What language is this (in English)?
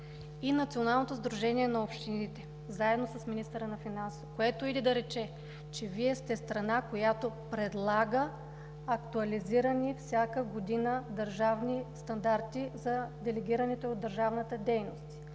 Bulgarian